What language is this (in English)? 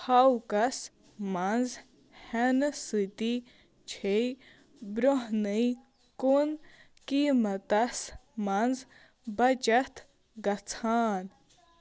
Kashmiri